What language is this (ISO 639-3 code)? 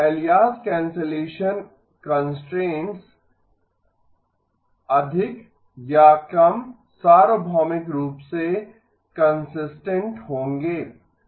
hin